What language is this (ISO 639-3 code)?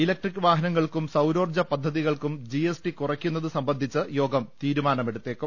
mal